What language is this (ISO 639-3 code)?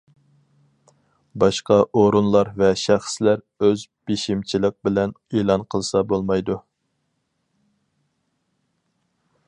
uig